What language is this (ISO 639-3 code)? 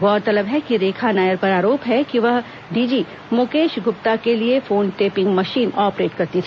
hin